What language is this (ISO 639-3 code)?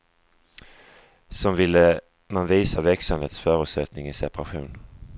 swe